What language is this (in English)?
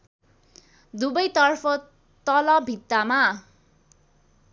Nepali